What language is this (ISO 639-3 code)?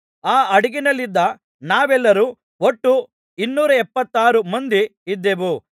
kan